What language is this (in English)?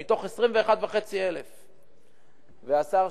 Hebrew